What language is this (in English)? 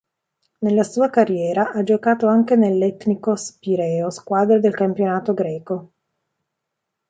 Italian